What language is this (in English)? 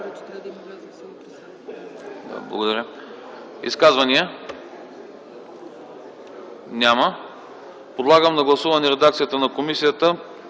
Bulgarian